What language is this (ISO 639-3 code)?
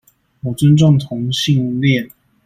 zho